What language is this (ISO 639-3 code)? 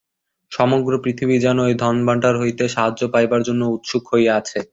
ben